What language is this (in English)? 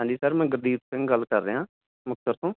Punjabi